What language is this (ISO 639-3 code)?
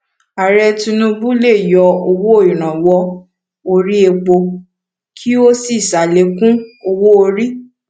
yor